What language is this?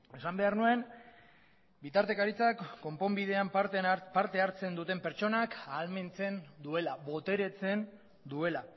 Basque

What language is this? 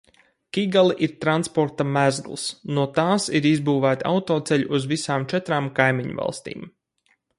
Latvian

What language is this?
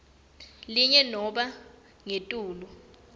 Swati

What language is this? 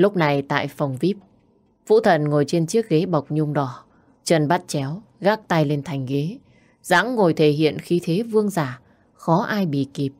Vietnamese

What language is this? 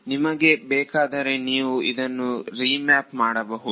Kannada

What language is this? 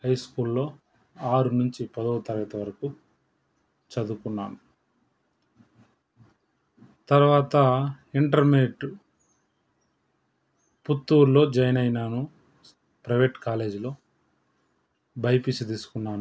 Telugu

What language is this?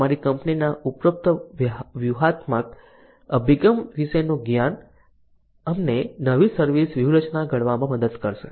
Gujarati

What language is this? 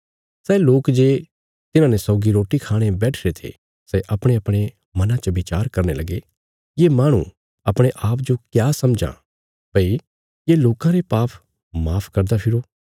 Bilaspuri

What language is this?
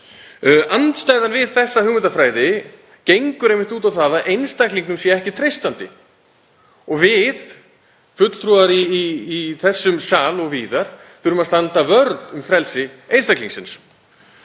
Icelandic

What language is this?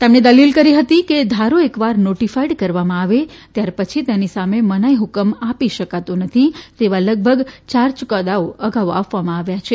Gujarati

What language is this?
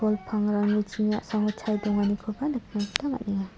Garo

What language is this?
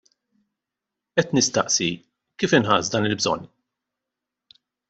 Maltese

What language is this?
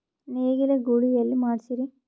Kannada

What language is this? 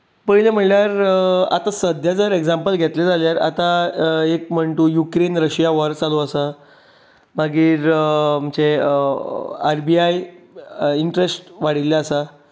Konkani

